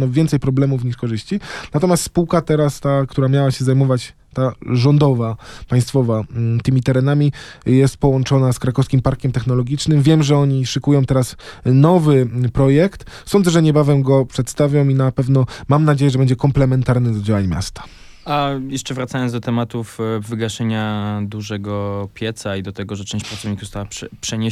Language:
Polish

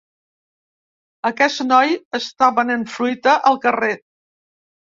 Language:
Catalan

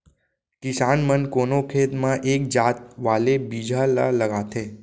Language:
Chhattisgarhi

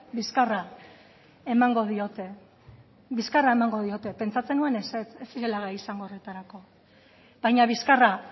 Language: Basque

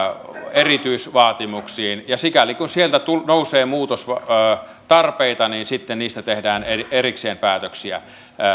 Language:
Finnish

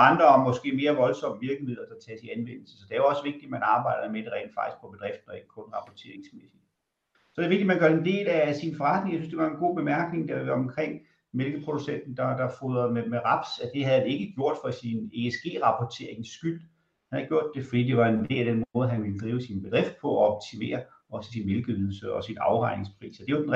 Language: Danish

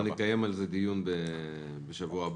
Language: Hebrew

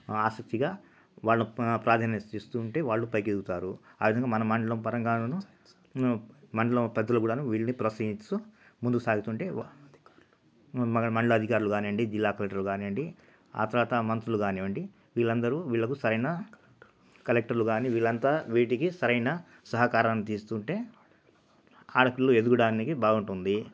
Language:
Telugu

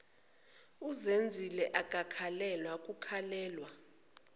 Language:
Zulu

